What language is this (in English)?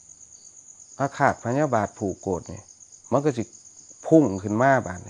Thai